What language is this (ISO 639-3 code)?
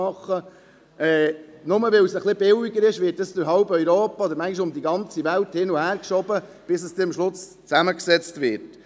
gsw